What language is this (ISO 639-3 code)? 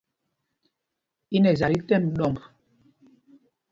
mgg